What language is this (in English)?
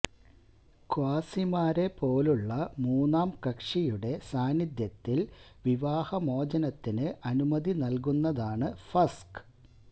Malayalam